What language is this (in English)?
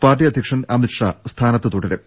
Malayalam